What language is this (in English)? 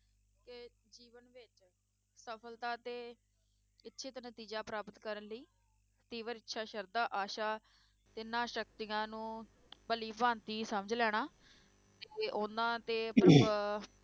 Punjabi